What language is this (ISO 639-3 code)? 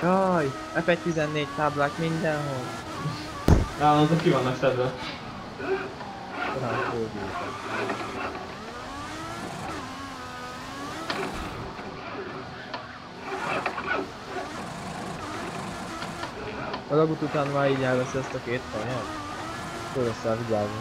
hun